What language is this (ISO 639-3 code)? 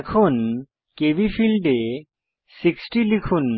ben